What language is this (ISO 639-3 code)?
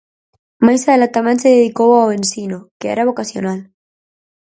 glg